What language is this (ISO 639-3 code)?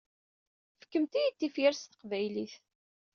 kab